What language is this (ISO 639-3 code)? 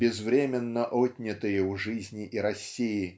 rus